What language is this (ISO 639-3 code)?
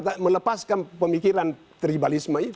ind